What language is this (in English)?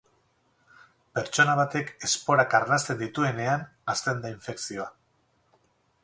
Basque